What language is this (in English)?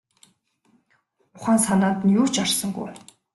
Mongolian